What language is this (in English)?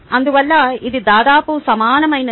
Telugu